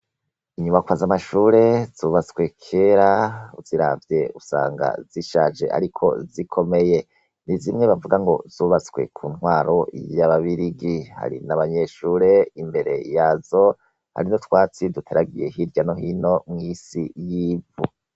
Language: Rundi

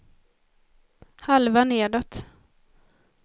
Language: Swedish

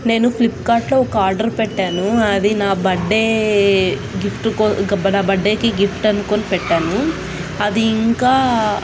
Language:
Telugu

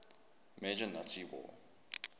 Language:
English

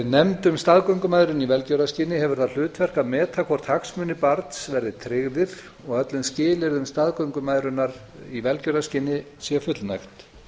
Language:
Icelandic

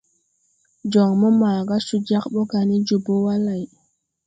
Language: Tupuri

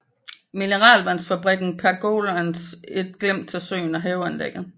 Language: Danish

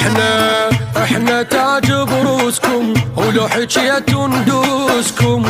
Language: Arabic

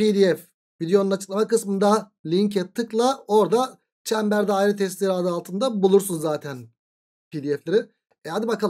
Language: Turkish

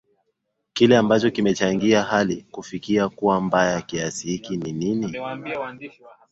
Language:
Swahili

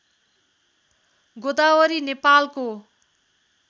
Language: Nepali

